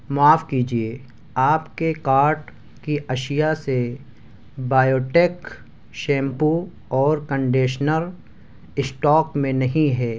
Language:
Urdu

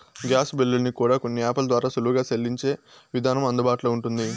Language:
Telugu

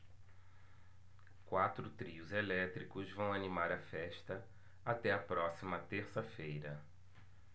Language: Portuguese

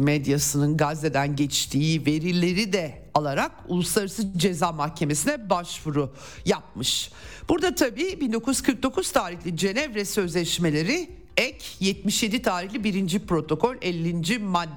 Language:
Turkish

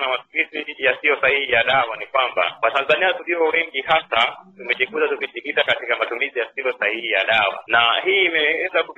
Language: Swahili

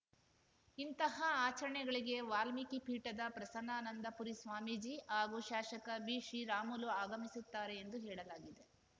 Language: Kannada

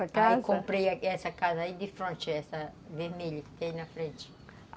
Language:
Portuguese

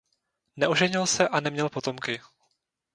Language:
Czech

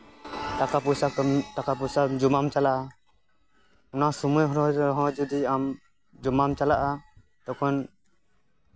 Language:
Santali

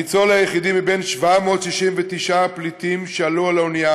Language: Hebrew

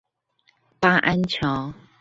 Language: Chinese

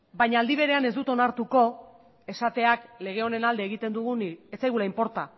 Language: Basque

